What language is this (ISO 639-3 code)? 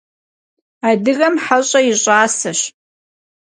kbd